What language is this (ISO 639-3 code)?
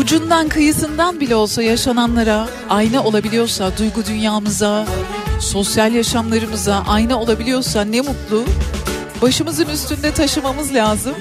tur